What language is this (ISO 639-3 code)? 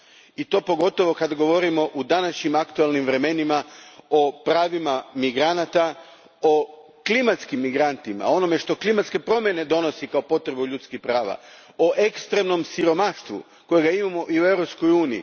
hrv